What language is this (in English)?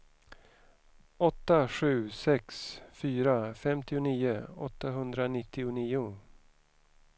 Swedish